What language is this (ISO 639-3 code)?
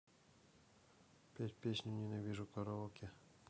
rus